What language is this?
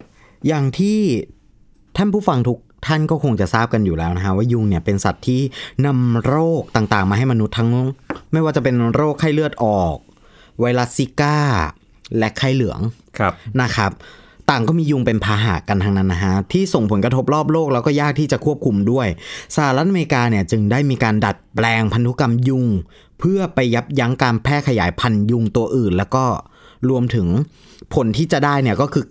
Thai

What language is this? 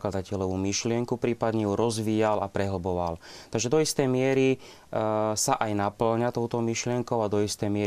Slovak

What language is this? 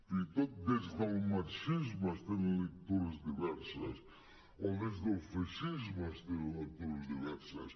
Catalan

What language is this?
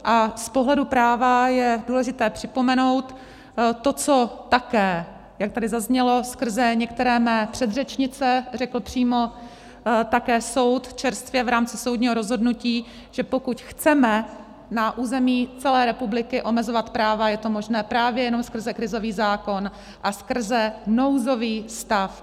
Czech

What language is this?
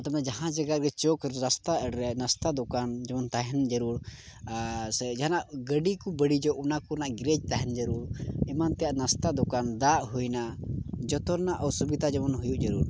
Santali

